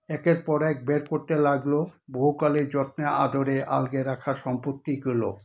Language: Bangla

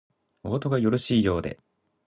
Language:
Japanese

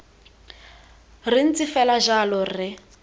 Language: Tswana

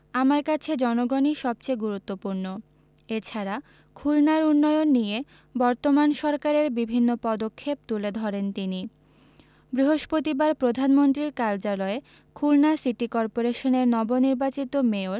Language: Bangla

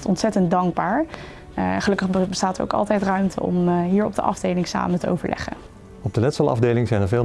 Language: Dutch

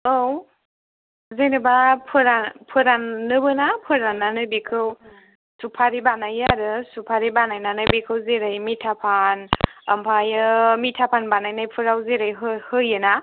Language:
Bodo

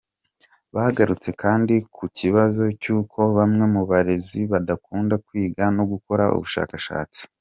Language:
Kinyarwanda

